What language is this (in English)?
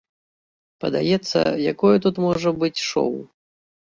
Belarusian